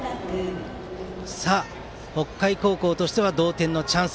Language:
Japanese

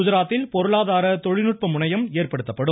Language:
Tamil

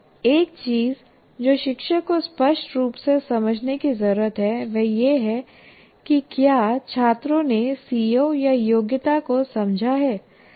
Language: Hindi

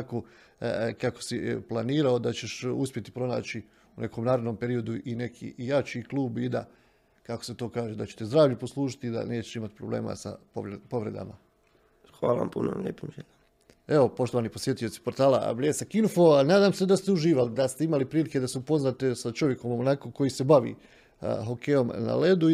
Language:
Croatian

